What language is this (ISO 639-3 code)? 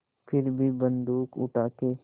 hin